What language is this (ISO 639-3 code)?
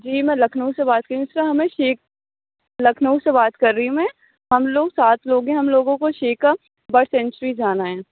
urd